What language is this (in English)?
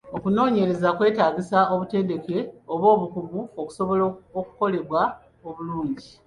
Ganda